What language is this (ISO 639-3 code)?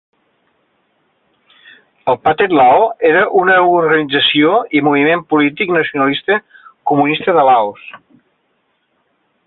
cat